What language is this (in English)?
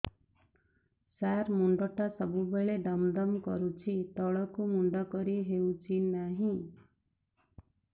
Odia